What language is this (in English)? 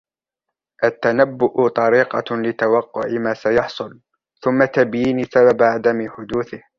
Arabic